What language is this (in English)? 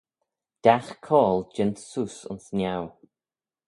Manx